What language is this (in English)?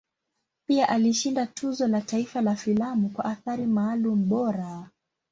Swahili